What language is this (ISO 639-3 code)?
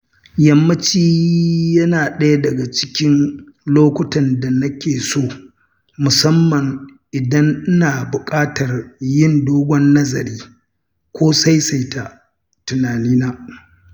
hau